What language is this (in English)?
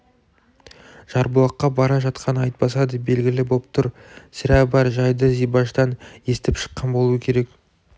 Kazakh